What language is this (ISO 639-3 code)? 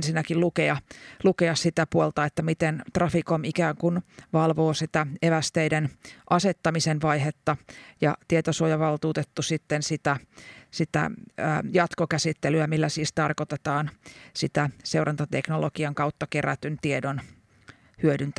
fin